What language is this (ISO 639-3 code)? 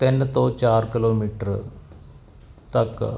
pan